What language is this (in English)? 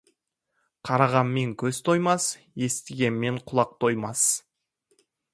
Kazakh